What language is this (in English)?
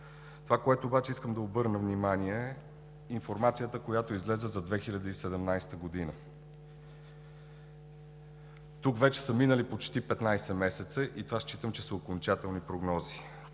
Bulgarian